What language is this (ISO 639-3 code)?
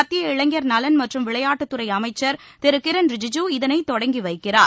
tam